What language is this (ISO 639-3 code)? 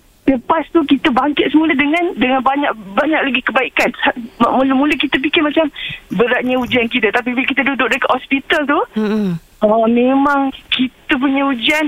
msa